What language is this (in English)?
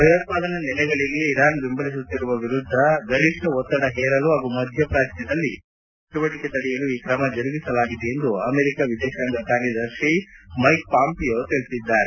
Kannada